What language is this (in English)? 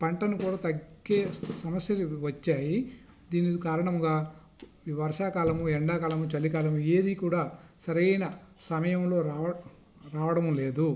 Telugu